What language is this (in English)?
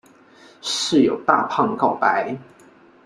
Chinese